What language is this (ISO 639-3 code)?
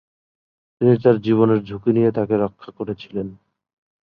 ben